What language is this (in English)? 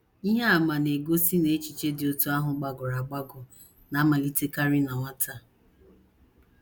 Igbo